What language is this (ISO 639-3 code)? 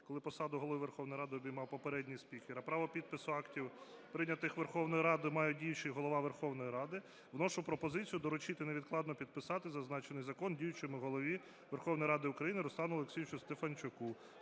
ukr